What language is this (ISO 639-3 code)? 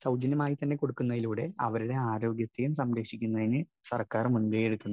mal